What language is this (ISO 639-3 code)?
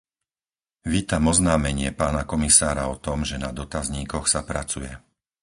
slk